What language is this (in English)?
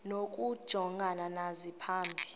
Xhosa